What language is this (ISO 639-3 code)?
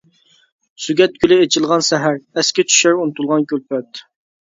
uig